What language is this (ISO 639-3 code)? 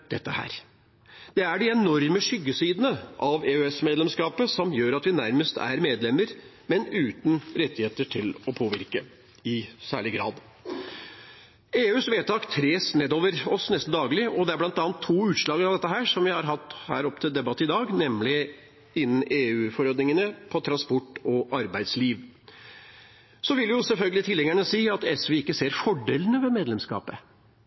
nob